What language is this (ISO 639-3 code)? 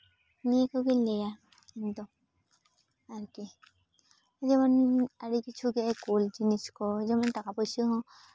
sat